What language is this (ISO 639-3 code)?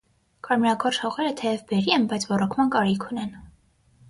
hye